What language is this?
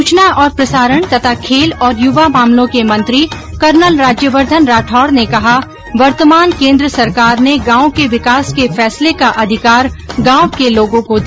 Hindi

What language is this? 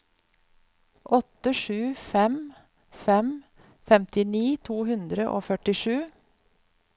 Norwegian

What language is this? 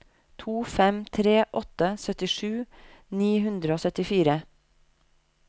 Norwegian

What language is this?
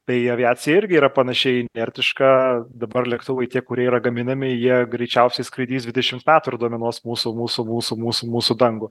Lithuanian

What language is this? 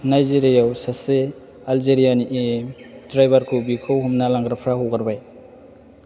Bodo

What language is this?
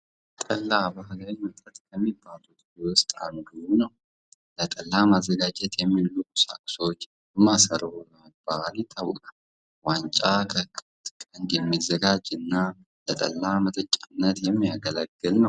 Amharic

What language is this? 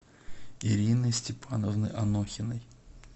Russian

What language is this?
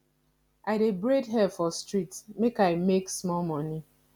Nigerian Pidgin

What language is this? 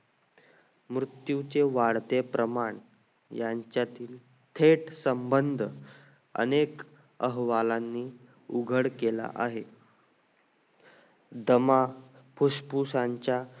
Marathi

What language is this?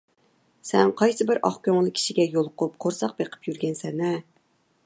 Uyghur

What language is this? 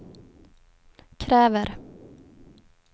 Swedish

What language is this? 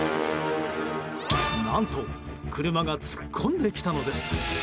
Japanese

